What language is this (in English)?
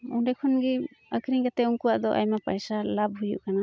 Santali